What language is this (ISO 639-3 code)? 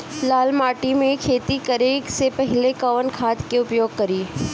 bho